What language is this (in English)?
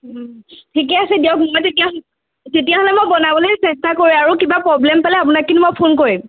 Assamese